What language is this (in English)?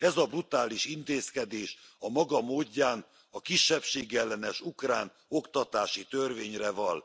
Hungarian